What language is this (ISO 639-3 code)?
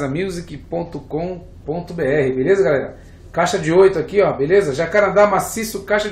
por